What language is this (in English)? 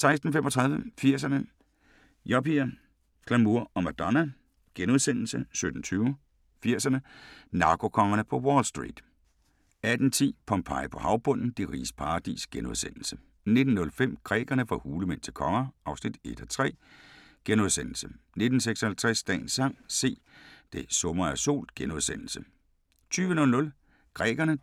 Danish